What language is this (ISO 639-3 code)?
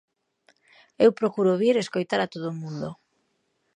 glg